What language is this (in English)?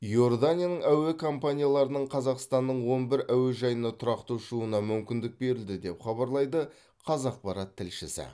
Kazakh